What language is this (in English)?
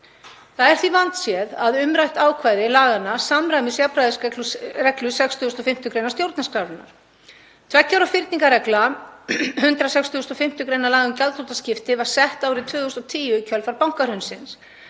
Icelandic